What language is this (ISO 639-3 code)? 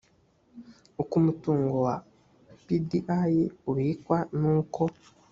kin